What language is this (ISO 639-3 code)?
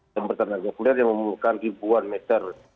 ind